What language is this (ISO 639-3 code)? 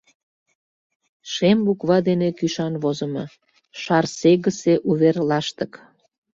chm